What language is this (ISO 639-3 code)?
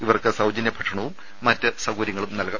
mal